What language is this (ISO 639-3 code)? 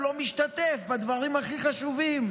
heb